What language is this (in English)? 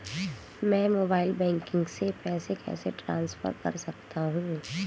Hindi